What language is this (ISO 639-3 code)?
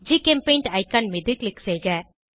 tam